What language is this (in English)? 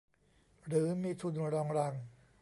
Thai